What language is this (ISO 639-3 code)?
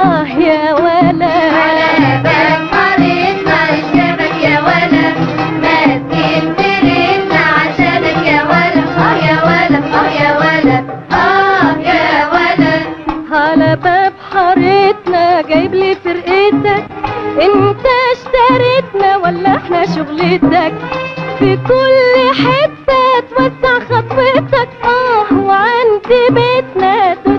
ara